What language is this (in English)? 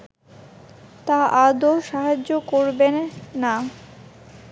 Bangla